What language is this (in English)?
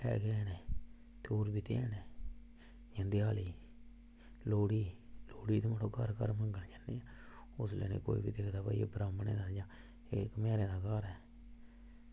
Dogri